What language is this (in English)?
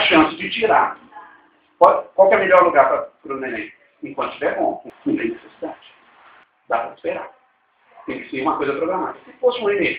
Portuguese